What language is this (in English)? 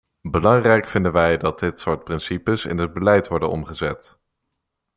Dutch